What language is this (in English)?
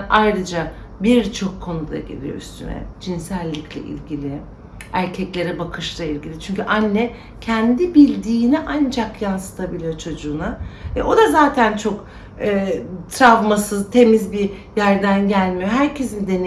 Turkish